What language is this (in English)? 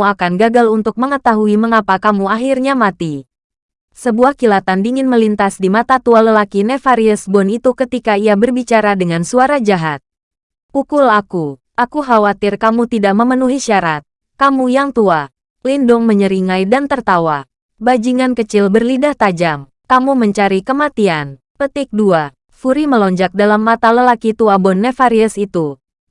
Indonesian